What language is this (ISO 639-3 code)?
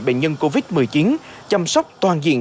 vie